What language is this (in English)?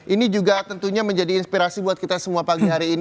Indonesian